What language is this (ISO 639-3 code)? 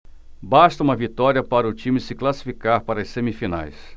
por